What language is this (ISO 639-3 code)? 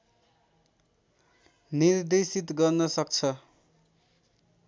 nep